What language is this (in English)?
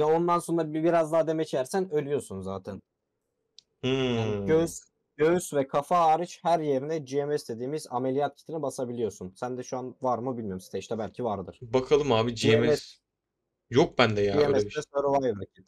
Turkish